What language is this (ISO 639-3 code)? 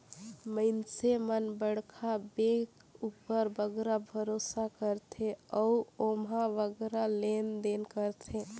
hne